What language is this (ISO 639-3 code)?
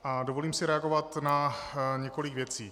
ces